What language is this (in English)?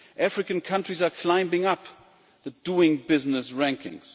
English